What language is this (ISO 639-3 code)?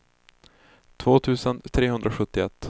swe